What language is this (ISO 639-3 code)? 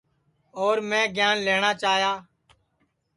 ssi